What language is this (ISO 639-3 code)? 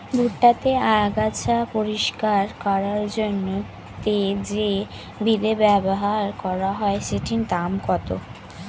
ben